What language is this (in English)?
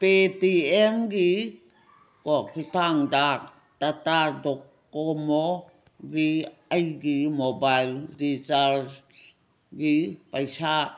Manipuri